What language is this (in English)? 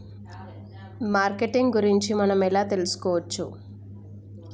Telugu